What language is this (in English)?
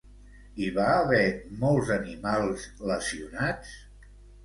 Catalan